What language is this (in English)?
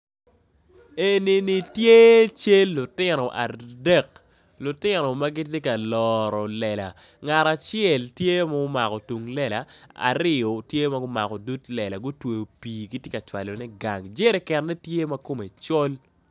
Acoli